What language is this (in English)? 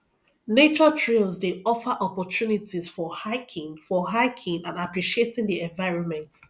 Nigerian Pidgin